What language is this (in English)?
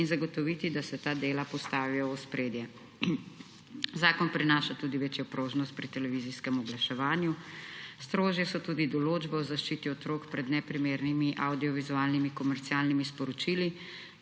Slovenian